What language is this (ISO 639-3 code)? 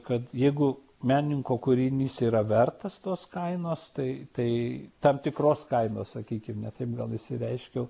lit